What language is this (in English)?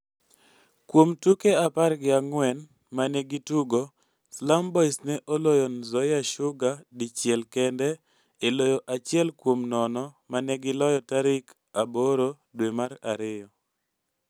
Luo (Kenya and Tanzania)